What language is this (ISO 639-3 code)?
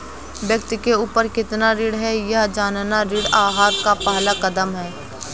hin